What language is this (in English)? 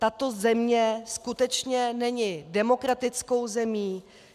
Czech